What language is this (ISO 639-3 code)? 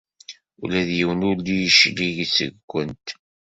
kab